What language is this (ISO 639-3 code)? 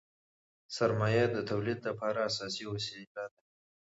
pus